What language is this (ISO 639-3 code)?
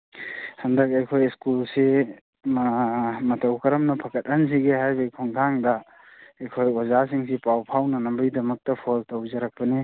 mni